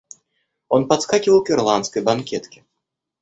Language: Russian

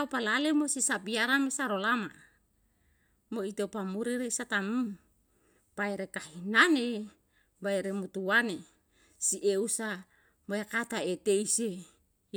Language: Yalahatan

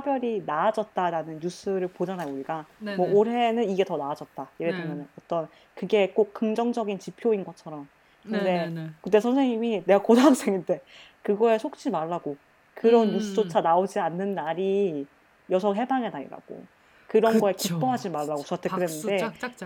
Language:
Korean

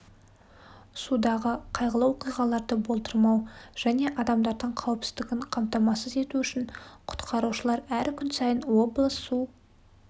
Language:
Kazakh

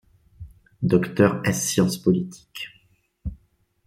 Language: French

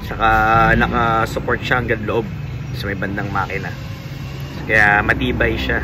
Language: Filipino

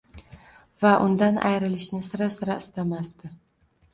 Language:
Uzbek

